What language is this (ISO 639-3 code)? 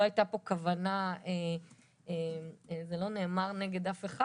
heb